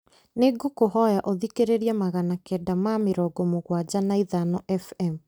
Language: Kikuyu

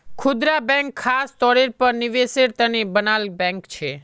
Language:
Magahi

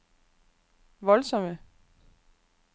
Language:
Danish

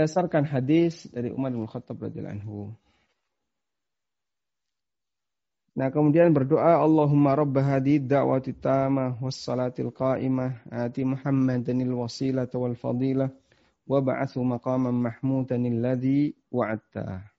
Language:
Indonesian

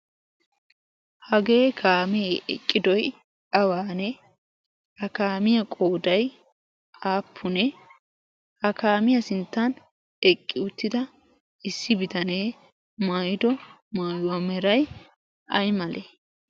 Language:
Wolaytta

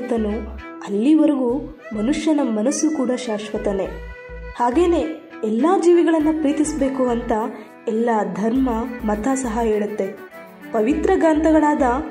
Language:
Kannada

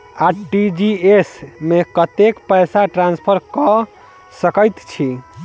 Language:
Maithili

